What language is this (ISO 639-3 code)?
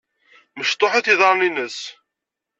kab